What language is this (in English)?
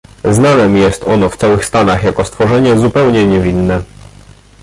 Polish